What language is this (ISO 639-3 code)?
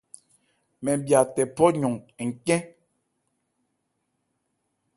ebr